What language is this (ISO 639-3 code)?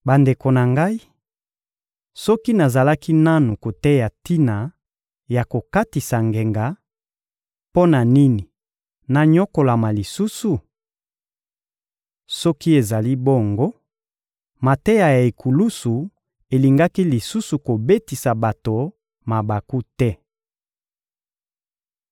lin